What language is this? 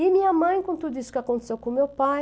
Portuguese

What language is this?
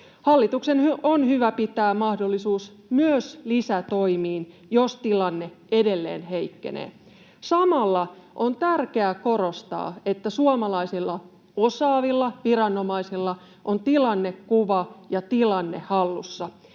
Finnish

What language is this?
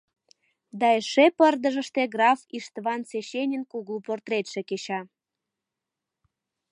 Mari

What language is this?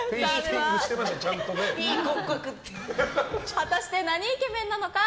Japanese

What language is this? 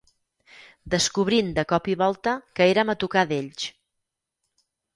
Catalan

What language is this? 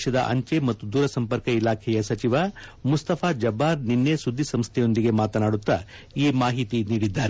Kannada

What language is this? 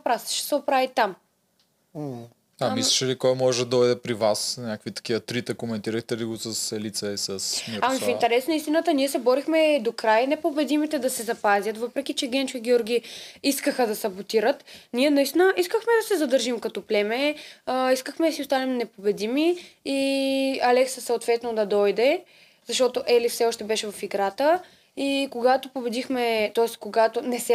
Bulgarian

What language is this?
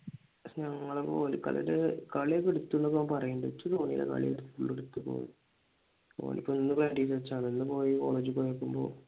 Malayalam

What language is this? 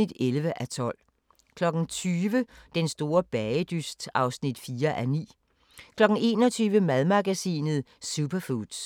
Danish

